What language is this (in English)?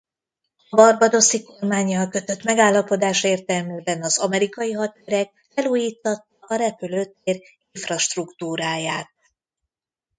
Hungarian